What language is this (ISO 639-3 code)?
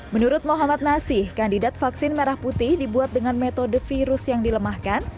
ind